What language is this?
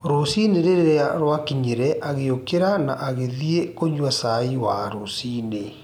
Kikuyu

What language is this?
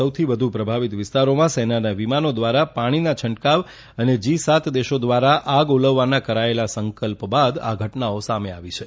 Gujarati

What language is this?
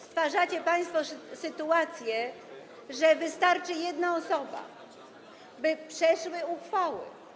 Polish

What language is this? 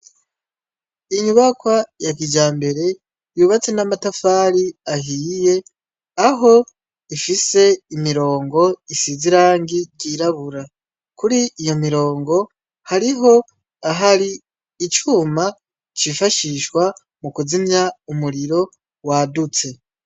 Rundi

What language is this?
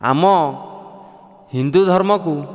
Odia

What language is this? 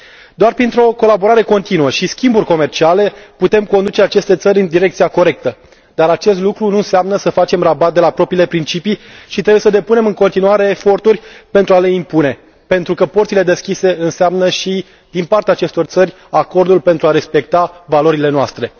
Romanian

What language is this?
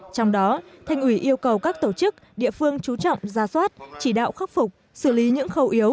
Vietnamese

